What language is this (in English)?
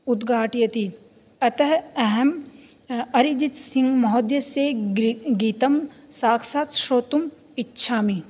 Sanskrit